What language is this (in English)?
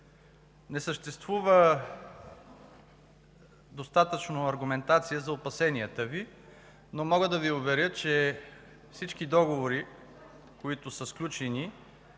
Bulgarian